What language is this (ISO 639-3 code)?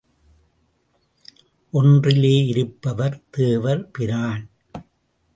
tam